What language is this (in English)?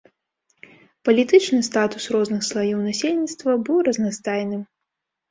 Belarusian